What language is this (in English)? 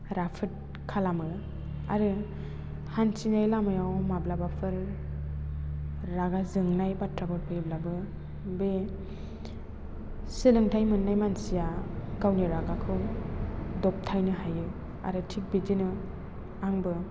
Bodo